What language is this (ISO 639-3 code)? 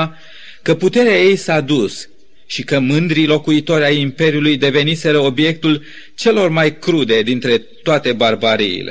ron